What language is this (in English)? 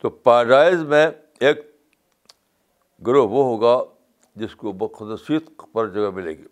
Urdu